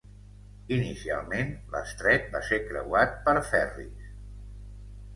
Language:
Catalan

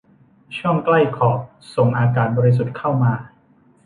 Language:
Thai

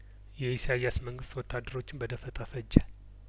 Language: Amharic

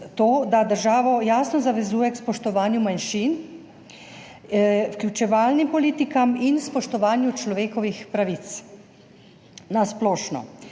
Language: Slovenian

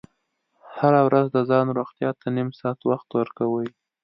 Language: Pashto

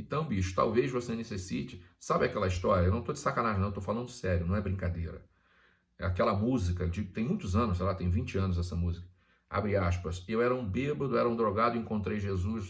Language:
Portuguese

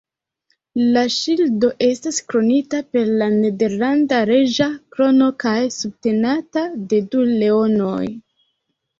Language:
Esperanto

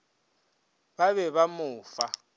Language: Northern Sotho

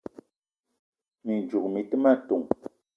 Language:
Eton (Cameroon)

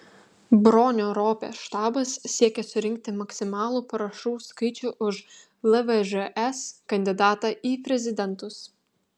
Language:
Lithuanian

